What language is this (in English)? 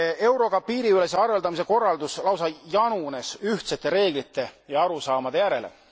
Estonian